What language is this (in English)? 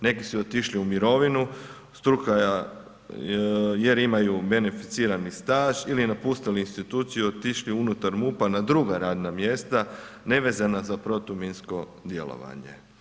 Croatian